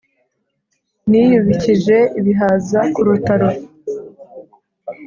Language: Kinyarwanda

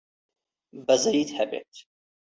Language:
Central Kurdish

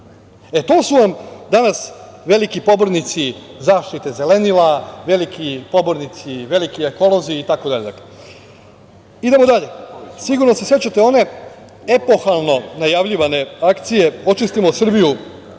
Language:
Serbian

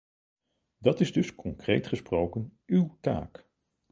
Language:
Dutch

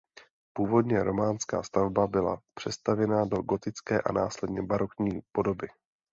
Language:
Czech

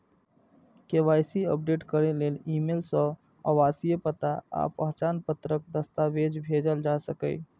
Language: Maithili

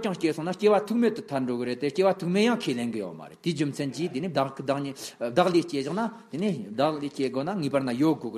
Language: Romanian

